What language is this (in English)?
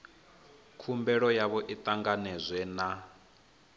Venda